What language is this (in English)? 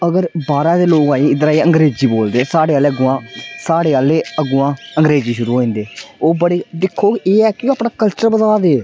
Dogri